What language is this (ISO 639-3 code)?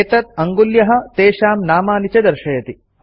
san